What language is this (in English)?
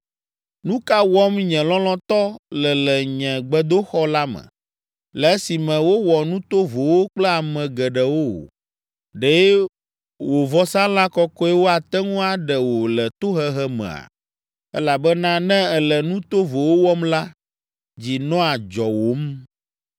Ewe